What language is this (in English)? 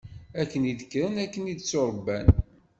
Kabyle